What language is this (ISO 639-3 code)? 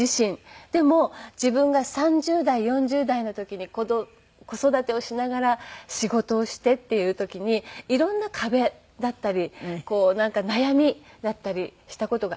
jpn